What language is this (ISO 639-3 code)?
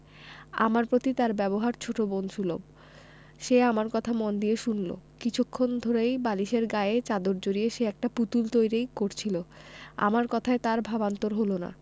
ben